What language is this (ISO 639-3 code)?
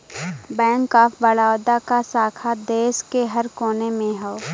bho